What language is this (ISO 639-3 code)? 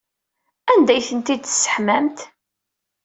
kab